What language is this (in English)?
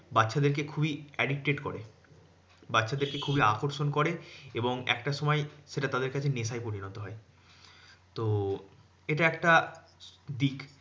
Bangla